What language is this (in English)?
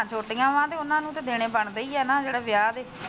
Punjabi